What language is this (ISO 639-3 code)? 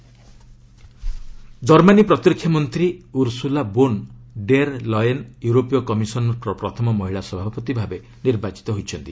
ori